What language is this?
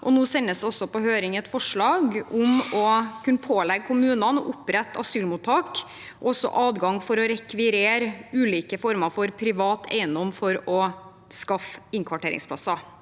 Norwegian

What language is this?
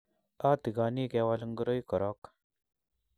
Kalenjin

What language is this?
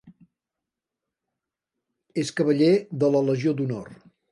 Catalan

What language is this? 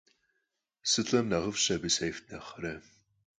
Kabardian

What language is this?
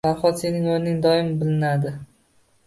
Uzbek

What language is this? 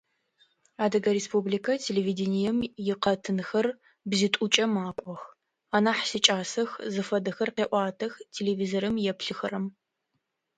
Adyghe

